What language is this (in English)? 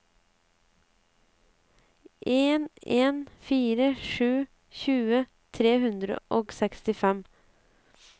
Norwegian